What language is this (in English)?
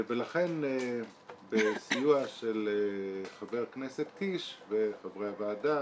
Hebrew